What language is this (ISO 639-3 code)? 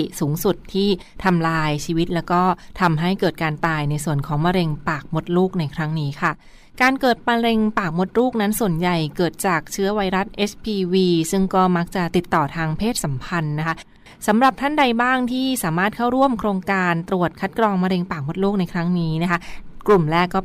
tha